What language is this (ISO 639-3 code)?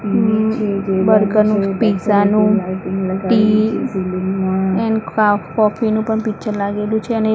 guj